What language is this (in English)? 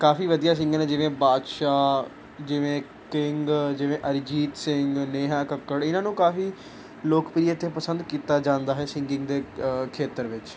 Punjabi